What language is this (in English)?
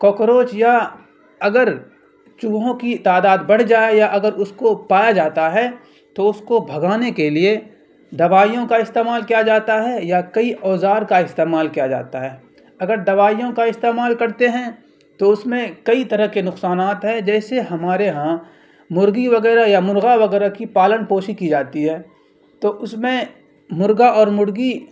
Urdu